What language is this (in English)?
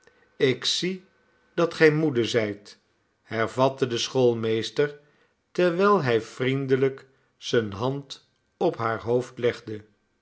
Dutch